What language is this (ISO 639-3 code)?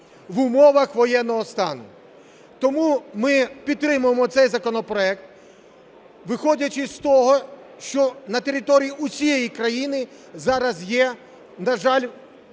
ukr